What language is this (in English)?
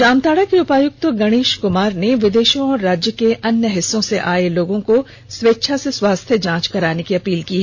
Hindi